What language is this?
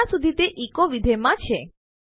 Gujarati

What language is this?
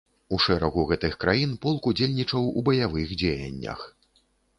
Belarusian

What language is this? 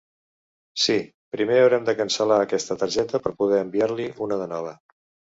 Catalan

